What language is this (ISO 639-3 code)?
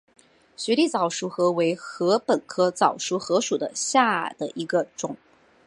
zho